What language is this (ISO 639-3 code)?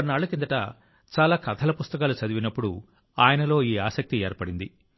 tel